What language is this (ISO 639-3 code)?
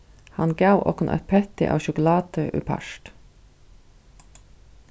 fao